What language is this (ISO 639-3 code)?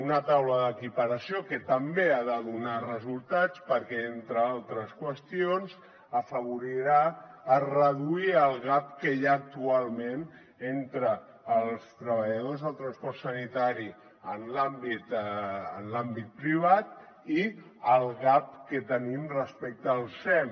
cat